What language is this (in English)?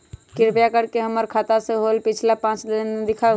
Magahi